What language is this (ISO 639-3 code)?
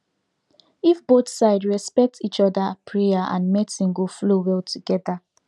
pcm